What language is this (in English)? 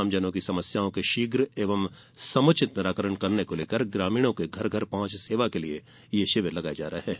Hindi